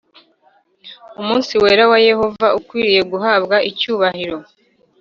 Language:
Kinyarwanda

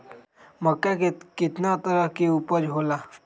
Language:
Magahi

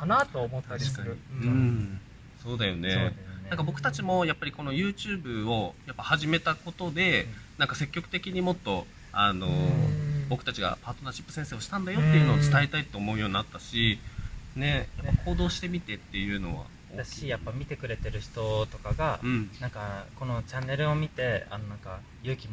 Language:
Japanese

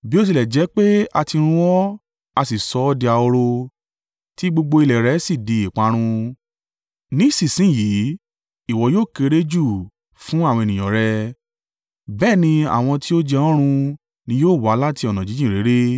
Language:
Yoruba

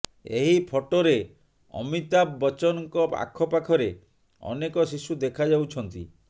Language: Odia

